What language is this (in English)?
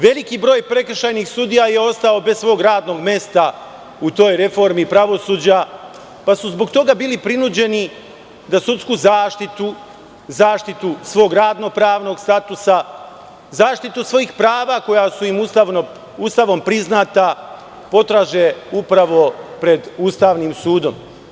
Serbian